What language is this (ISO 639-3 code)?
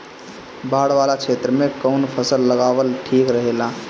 bho